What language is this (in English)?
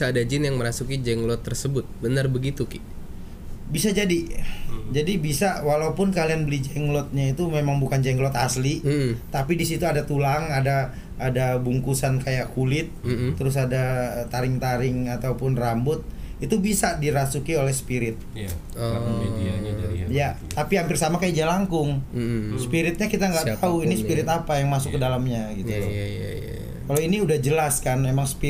Indonesian